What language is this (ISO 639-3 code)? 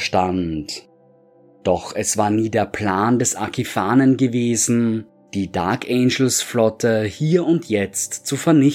deu